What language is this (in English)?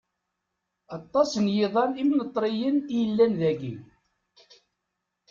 Kabyle